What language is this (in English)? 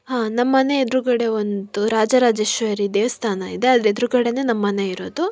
Kannada